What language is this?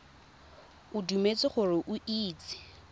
Tswana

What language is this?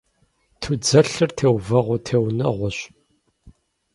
Kabardian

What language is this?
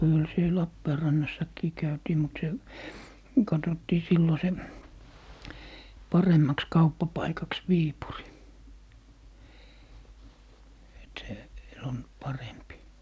Finnish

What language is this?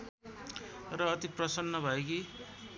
Nepali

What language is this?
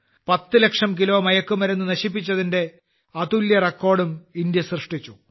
Malayalam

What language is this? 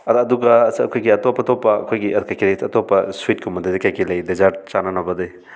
Manipuri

